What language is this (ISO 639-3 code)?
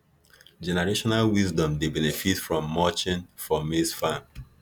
pcm